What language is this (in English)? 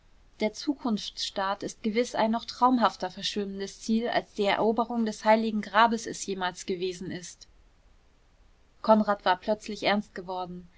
German